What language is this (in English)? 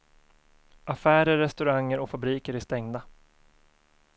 Swedish